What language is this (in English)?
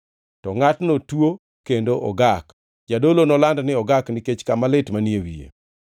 Luo (Kenya and Tanzania)